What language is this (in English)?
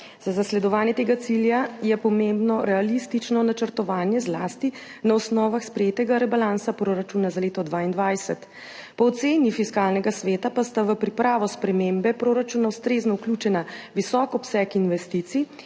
Slovenian